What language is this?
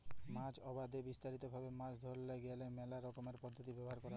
Bangla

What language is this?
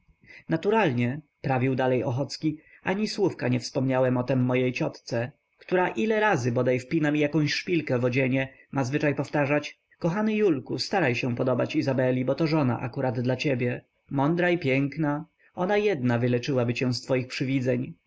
Polish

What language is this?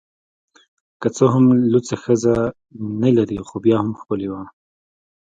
Pashto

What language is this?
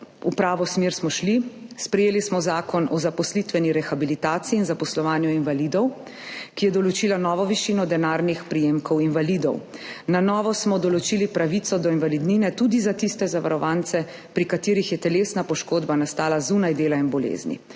Slovenian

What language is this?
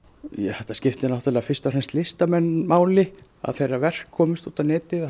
Icelandic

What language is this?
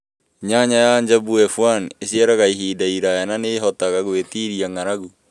Kikuyu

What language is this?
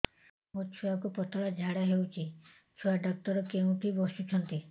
Odia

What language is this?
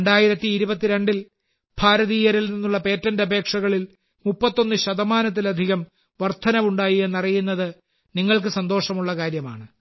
Malayalam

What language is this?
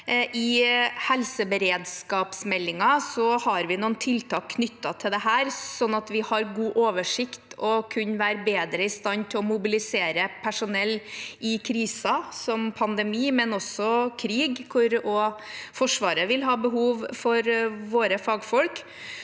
Norwegian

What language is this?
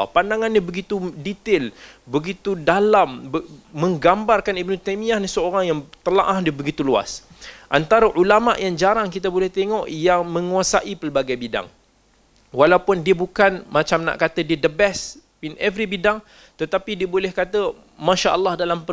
Malay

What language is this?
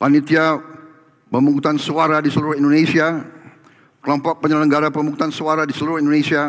Indonesian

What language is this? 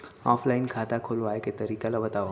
Chhattisgarhi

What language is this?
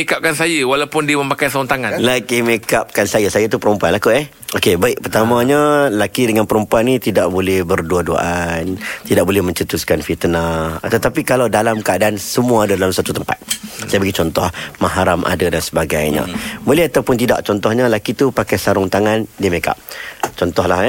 Malay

